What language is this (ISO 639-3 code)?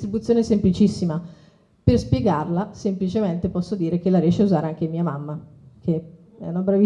ita